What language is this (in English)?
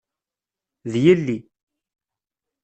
Kabyle